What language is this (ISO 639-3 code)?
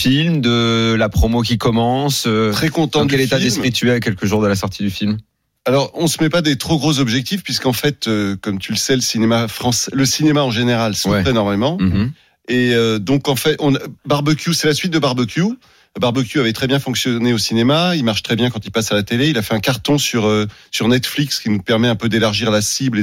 fra